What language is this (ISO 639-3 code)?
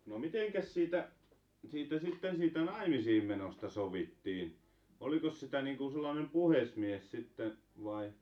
fin